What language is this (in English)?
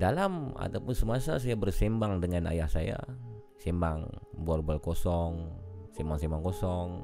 Malay